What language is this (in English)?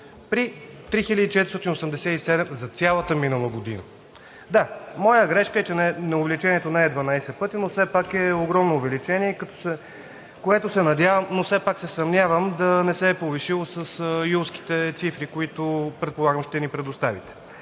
Bulgarian